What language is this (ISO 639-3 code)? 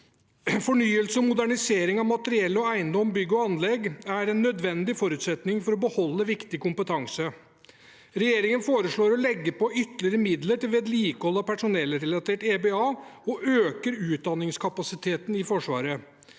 nor